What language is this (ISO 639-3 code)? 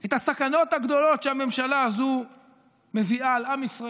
heb